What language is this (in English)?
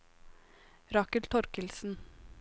Norwegian